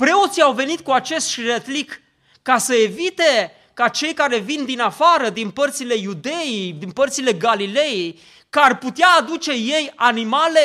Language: Romanian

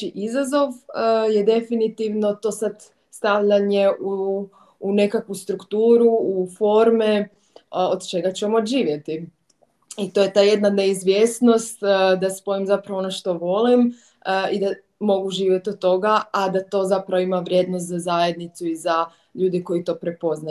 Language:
Croatian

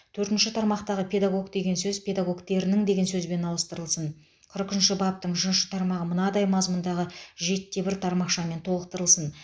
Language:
Kazakh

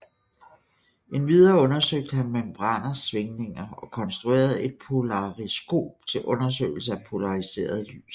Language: Danish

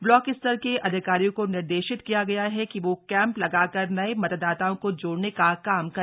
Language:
Hindi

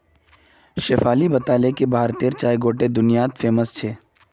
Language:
Magahi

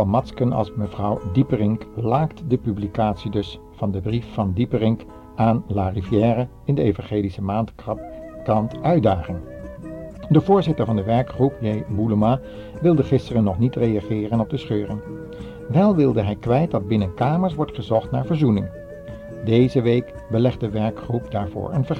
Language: Dutch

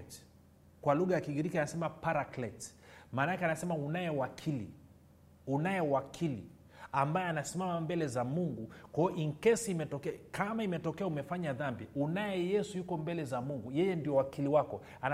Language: Swahili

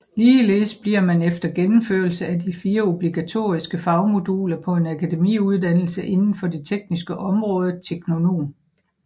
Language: Danish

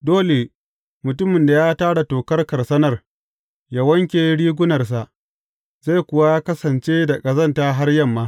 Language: Hausa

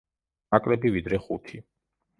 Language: Georgian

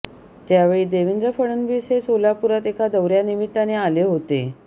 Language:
Marathi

